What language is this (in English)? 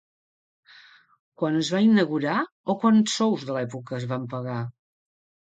Catalan